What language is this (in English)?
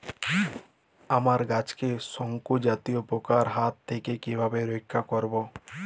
Bangla